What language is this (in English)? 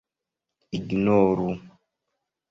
Esperanto